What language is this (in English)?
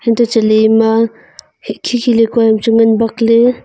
Wancho Naga